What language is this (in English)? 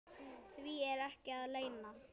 Icelandic